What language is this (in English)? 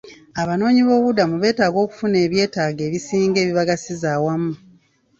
Ganda